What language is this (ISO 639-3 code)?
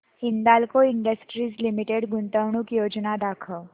mar